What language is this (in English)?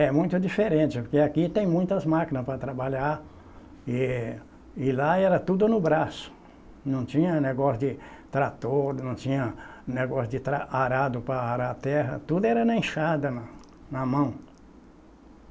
Portuguese